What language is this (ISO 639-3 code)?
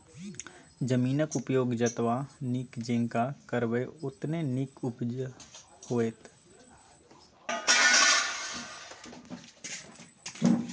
mai